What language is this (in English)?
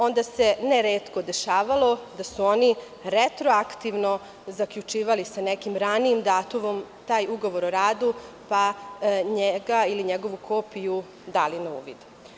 Serbian